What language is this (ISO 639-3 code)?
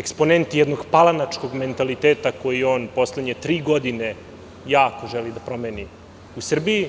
srp